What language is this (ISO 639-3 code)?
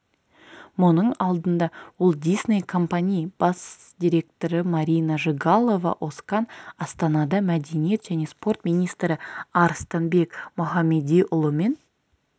kaz